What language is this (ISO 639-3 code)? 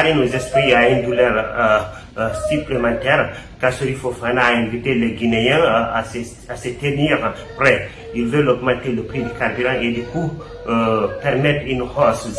fra